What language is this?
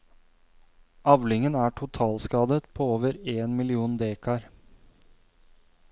Norwegian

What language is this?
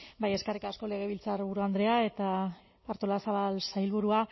Basque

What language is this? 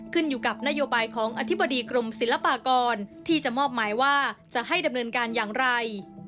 Thai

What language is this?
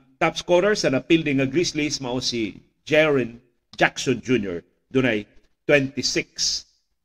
Filipino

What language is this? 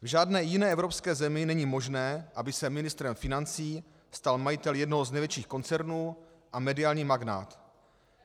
Czech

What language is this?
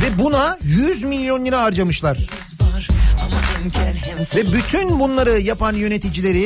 Turkish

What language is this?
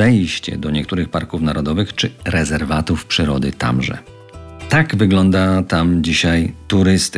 Polish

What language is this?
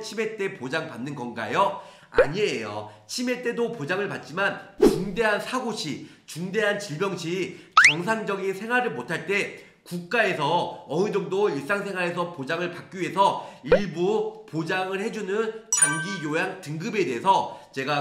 Korean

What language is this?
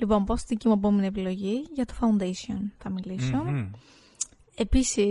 Greek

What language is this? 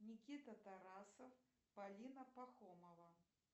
Russian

